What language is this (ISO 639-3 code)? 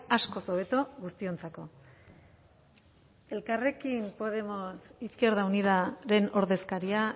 eus